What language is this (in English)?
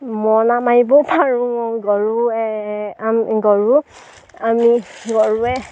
Assamese